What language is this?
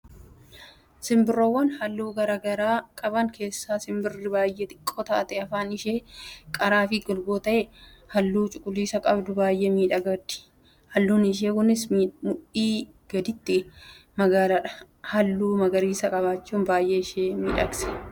Oromo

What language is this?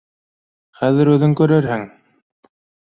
Bashkir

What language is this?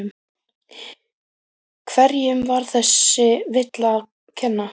Icelandic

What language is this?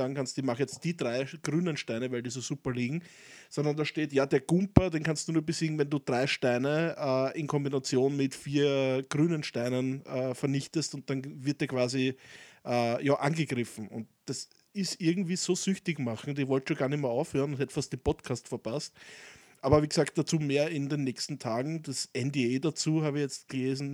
German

